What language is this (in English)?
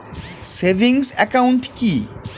Bangla